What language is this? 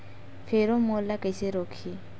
Chhattisgarhi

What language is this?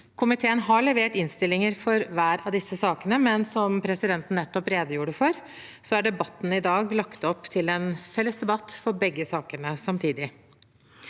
Norwegian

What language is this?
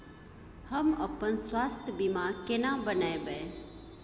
Maithili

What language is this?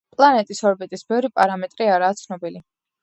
Georgian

